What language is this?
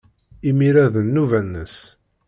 Kabyle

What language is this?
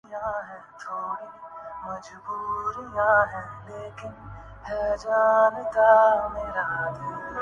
Urdu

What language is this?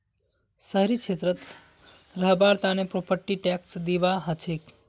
Magahi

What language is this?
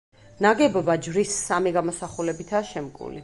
Georgian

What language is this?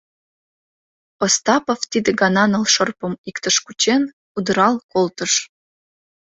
Mari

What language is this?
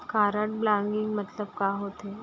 Chhattisgarhi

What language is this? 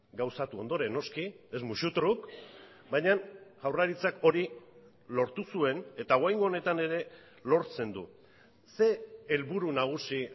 Basque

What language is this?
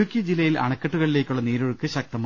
Malayalam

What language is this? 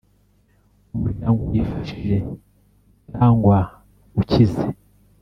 Kinyarwanda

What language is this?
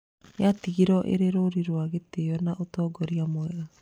Kikuyu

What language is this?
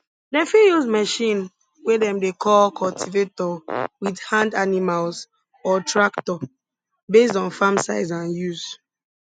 Nigerian Pidgin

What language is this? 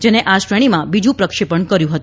Gujarati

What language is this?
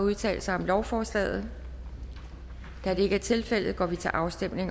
Danish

